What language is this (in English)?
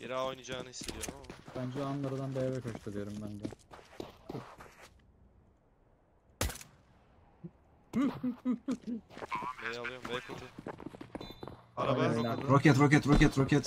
Turkish